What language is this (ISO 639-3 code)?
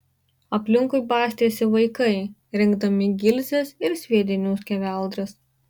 lit